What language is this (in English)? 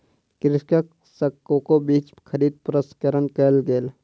Maithili